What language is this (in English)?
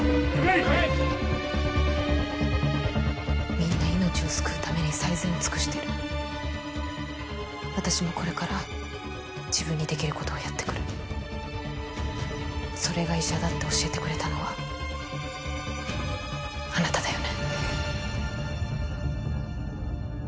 Japanese